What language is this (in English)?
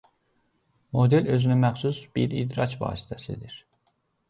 Azerbaijani